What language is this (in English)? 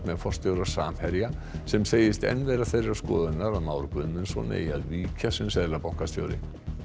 Icelandic